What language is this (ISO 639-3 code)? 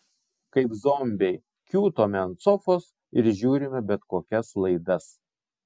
lit